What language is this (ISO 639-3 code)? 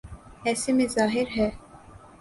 urd